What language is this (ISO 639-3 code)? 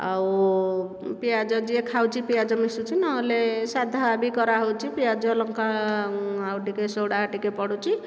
ori